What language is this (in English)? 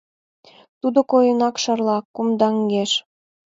Mari